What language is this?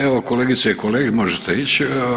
Croatian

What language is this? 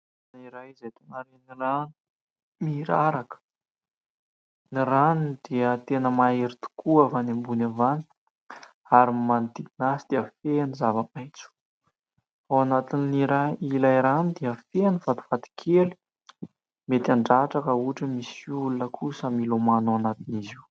Malagasy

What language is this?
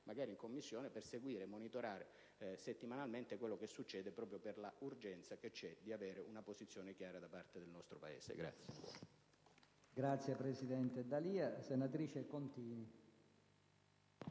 Italian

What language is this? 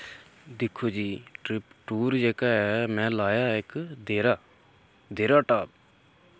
Dogri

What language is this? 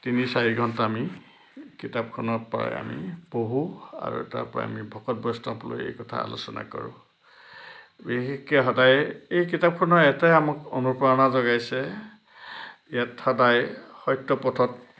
Assamese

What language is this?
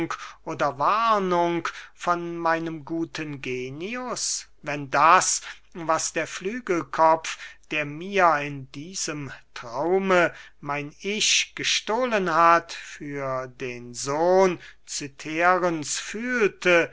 German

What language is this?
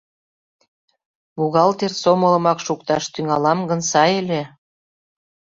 Mari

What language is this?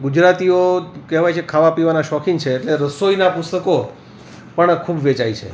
Gujarati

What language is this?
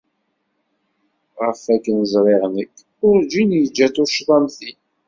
Kabyle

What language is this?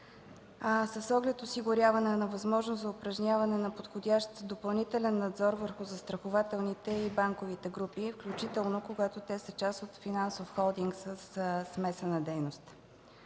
Bulgarian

